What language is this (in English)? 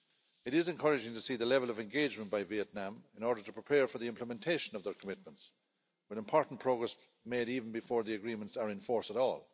English